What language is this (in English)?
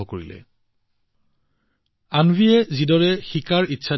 Assamese